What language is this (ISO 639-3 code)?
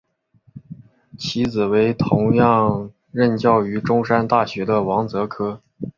zho